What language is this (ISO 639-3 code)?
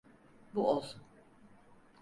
tur